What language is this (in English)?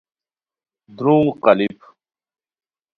Khowar